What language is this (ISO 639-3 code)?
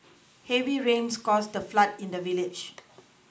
eng